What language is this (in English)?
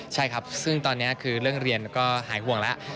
Thai